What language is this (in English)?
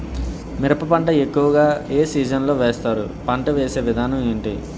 Telugu